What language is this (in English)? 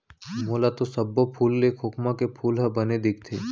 Chhattisgarhi